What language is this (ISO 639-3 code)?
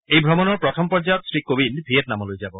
asm